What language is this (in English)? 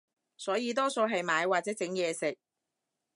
Cantonese